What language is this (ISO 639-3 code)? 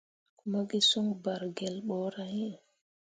mua